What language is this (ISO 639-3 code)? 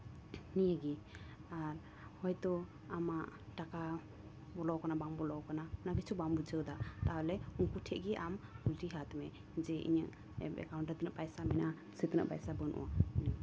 sat